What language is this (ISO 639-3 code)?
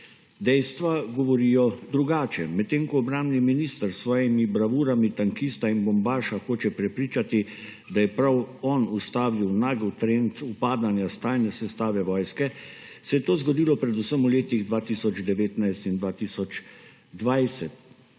slv